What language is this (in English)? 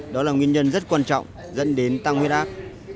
Vietnamese